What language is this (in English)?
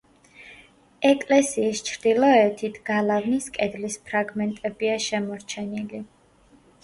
Georgian